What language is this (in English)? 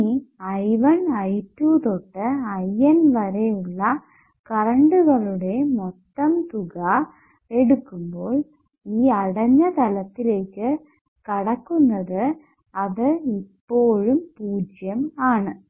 Malayalam